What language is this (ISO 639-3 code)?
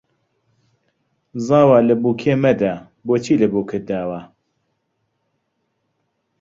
ckb